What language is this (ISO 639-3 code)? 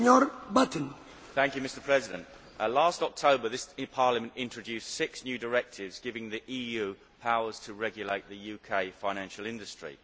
eng